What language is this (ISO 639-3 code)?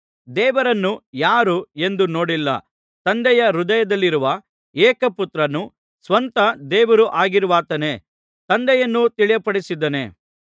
kan